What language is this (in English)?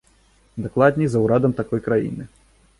Belarusian